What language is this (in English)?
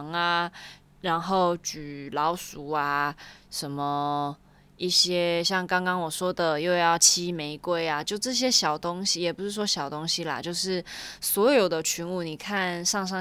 Chinese